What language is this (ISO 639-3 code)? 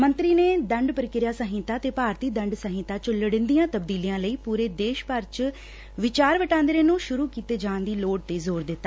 pan